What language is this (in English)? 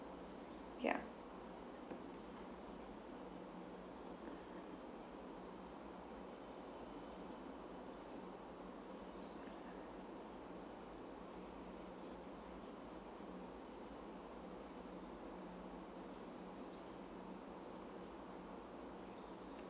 English